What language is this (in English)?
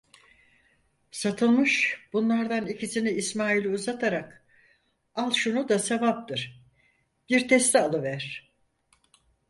Turkish